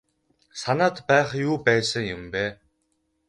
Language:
Mongolian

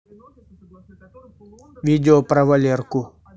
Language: Russian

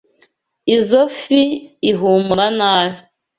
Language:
Kinyarwanda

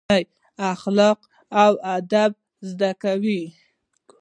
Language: Pashto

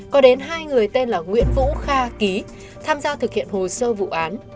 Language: Vietnamese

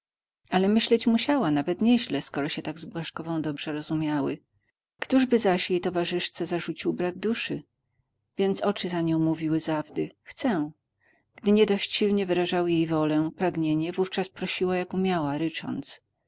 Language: Polish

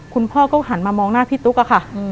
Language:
Thai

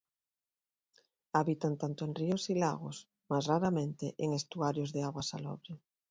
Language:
Spanish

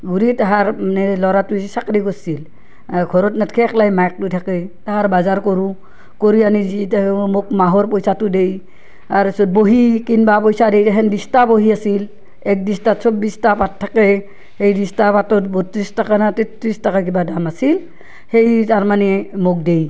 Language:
Assamese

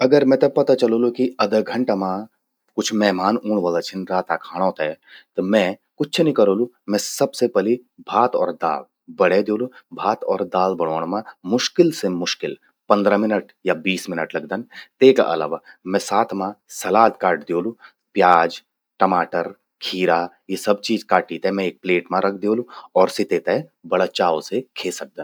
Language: Garhwali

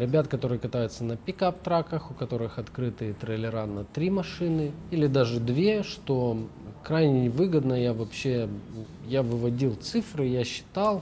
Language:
Russian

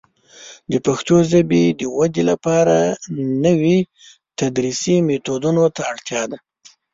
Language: Pashto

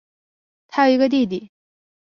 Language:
Chinese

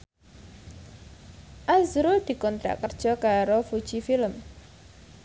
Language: Javanese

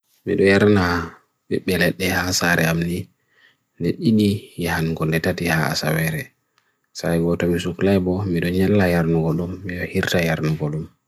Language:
Bagirmi Fulfulde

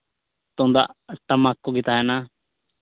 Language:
Santali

